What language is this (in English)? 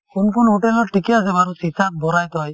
Assamese